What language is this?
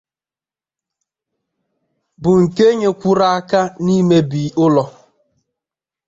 Igbo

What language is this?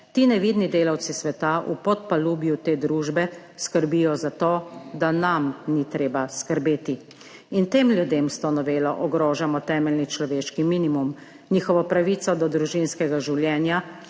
Slovenian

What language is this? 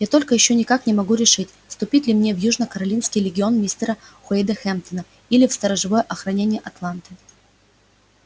Russian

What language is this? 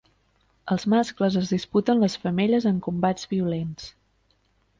Catalan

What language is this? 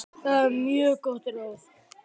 Icelandic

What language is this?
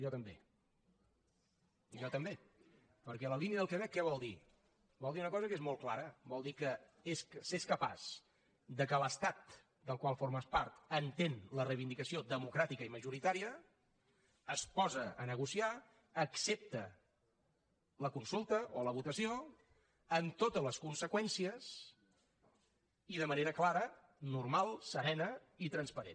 Catalan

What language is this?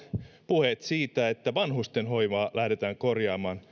Finnish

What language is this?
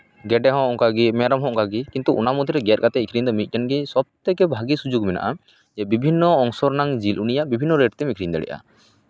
Santali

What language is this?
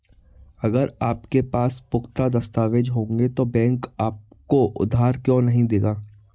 Hindi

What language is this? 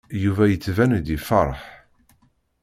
Kabyle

